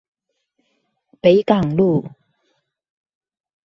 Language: Chinese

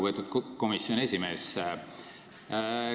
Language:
Estonian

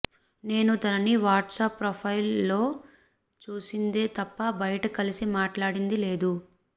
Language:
Telugu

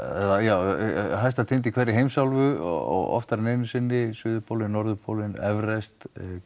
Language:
Icelandic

